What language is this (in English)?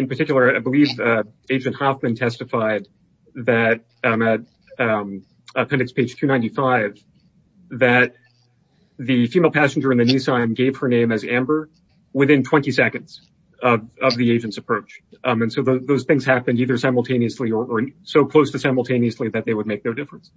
English